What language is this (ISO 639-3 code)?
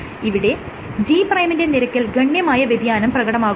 mal